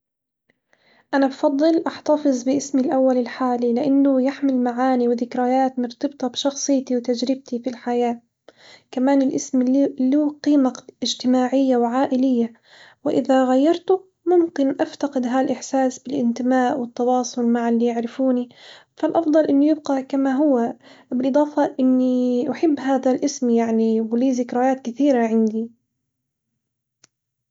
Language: Hijazi Arabic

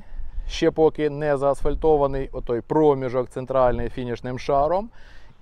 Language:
Ukrainian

